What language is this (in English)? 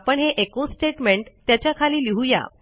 Marathi